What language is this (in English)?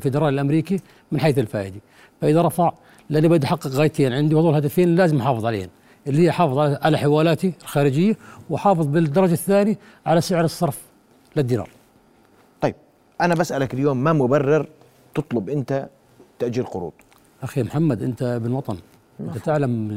Arabic